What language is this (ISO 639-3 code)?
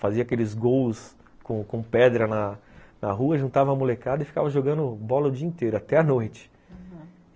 por